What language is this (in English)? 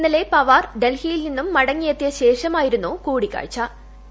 Malayalam